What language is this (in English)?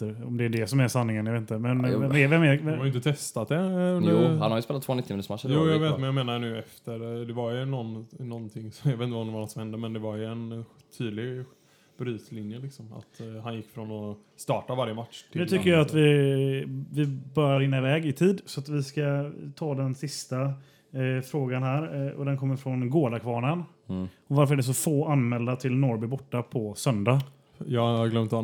Swedish